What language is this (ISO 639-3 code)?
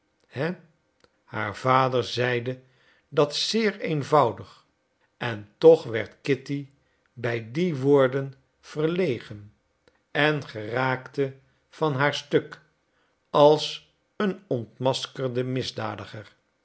nld